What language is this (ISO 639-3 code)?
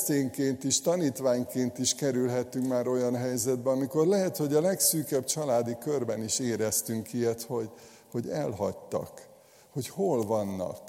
hun